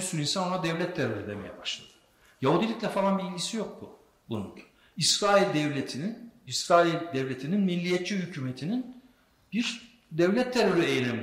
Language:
Turkish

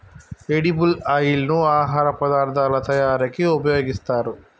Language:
Telugu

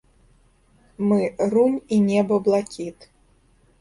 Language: Belarusian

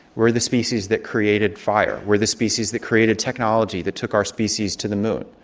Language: English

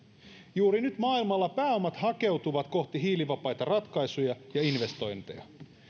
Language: Finnish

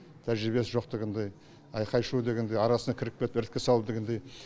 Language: Kazakh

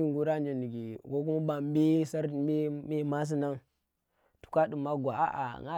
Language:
Tera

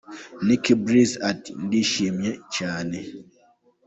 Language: Kinyarwanda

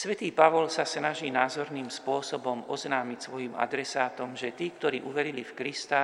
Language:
Slovak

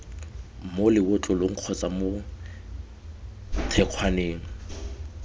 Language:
Tswana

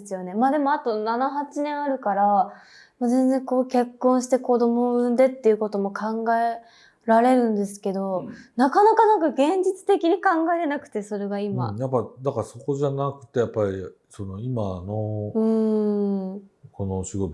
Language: Japanese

